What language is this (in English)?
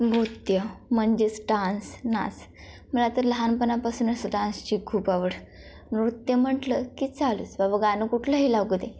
Marathi